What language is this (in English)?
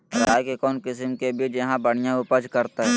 Magahi